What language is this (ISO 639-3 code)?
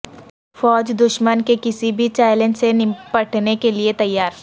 urd